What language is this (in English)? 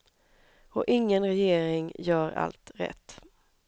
Swedish